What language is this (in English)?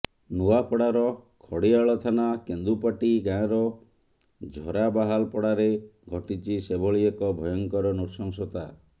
Odia